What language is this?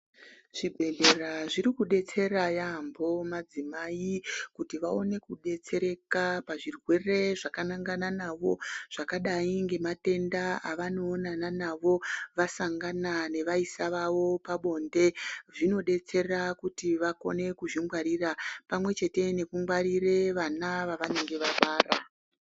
Ndau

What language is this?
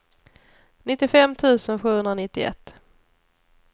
Swedish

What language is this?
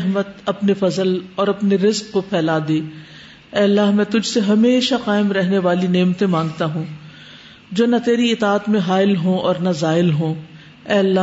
Urdu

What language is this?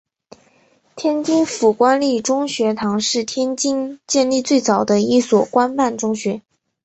Chinese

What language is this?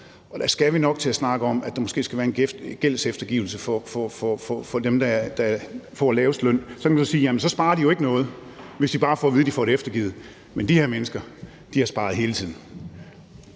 Danish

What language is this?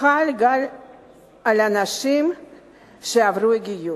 Hebrew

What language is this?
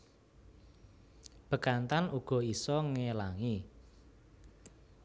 Javanese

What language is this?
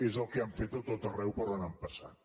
Catalan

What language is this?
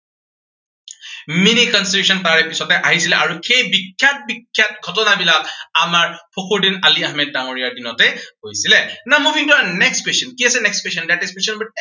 Assamese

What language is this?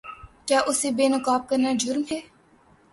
Urdu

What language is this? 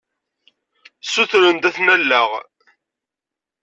Kabyle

